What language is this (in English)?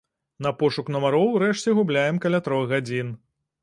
Belarusian